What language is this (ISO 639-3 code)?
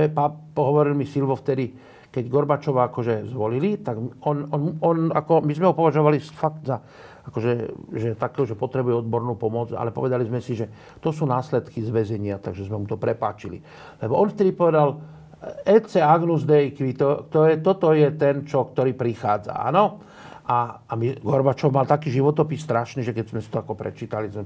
slk